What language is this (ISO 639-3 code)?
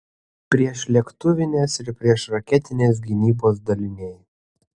lit